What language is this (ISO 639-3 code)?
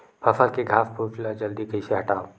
hne